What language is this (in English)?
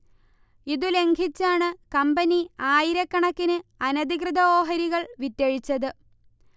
Malayalam